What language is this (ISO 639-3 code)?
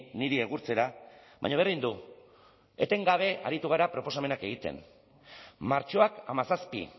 eus